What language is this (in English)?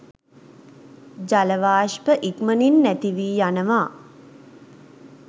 Sinhala